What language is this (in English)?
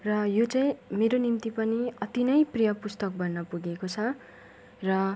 Nepali